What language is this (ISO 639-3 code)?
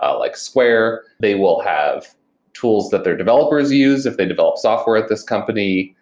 eng